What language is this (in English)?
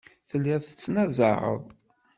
Kabyle